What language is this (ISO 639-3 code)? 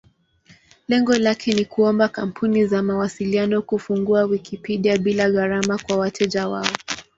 swa